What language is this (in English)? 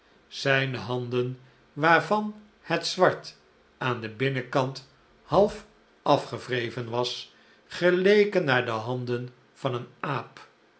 Dutch